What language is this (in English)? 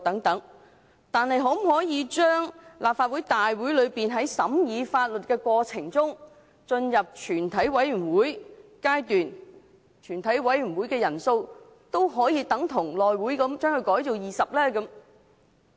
Cantonese